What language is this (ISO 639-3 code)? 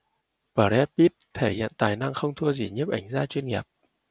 vie